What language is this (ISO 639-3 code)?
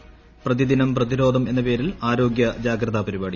mal